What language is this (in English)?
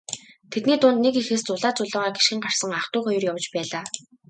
Mongolian